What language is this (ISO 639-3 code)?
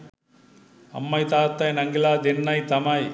sin